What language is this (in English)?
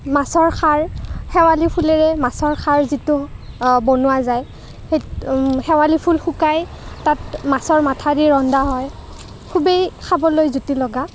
Assamese